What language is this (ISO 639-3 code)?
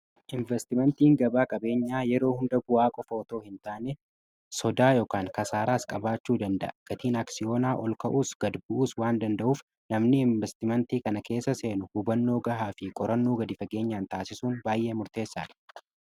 orm